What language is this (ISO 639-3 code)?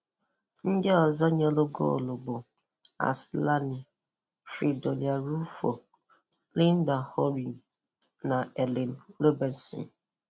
ibo